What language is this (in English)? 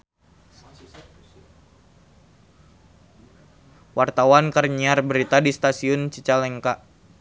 Sundanese